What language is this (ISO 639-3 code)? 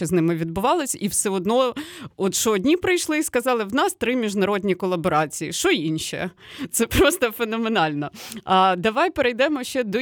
ukr